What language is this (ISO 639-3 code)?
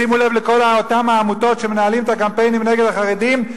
heb